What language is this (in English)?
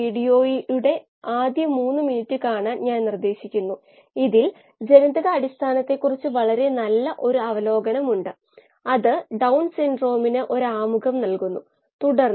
Malayalam